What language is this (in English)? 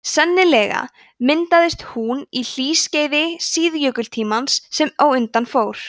Icelandic